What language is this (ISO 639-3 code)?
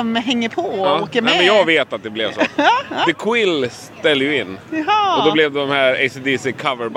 swe